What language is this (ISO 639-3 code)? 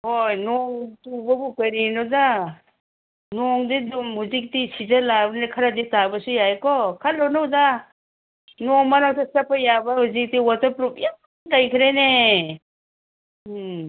mni